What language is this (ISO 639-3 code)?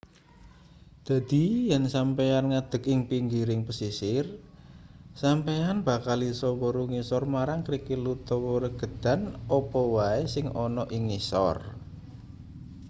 jav